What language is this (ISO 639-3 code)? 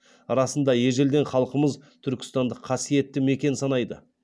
kaz